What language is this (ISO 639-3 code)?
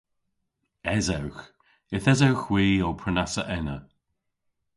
cor